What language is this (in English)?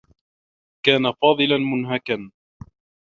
Arabic